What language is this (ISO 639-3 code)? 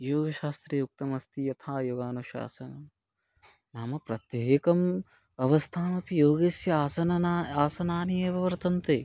san